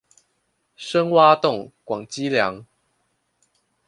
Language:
Chinese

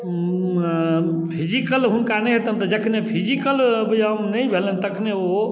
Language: Maithili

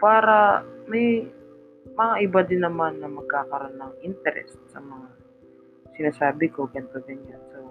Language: Filipino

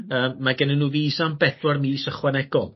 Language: Welsh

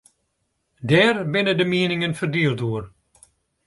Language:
Western Frisian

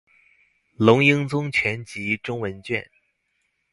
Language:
Chinese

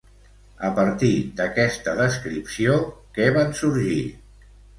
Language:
Catalan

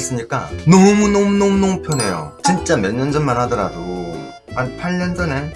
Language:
Korean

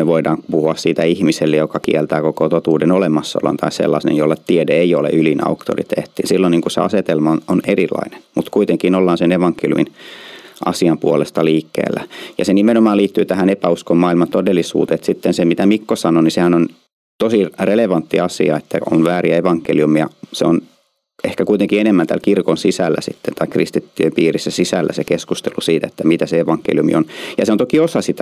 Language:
Finnish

